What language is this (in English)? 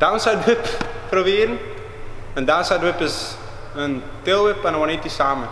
Dutch